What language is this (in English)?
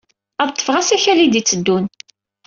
Kabyle